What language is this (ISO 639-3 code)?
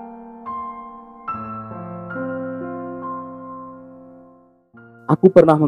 ind